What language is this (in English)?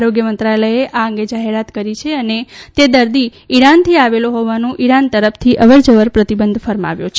Gujarati